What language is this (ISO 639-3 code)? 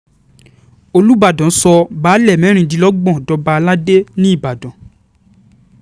yor